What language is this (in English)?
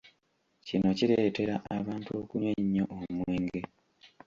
Ganda